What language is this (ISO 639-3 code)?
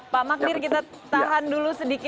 ind